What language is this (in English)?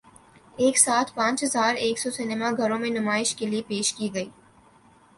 Urdu